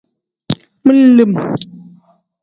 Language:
Tem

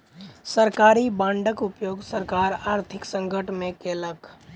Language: Maithili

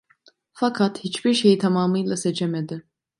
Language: Turkish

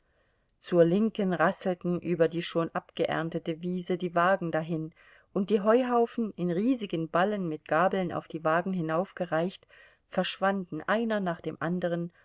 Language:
German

